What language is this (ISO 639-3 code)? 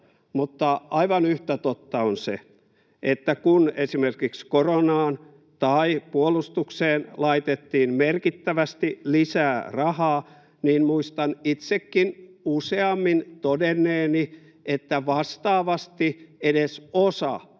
fin